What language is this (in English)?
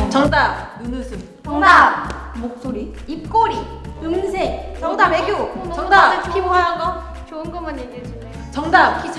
Korean